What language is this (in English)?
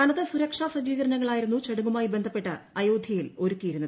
Malayalam